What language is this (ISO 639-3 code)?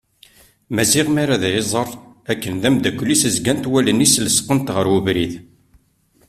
kab